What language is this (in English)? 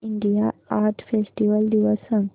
Marathi